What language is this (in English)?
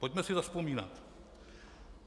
Czech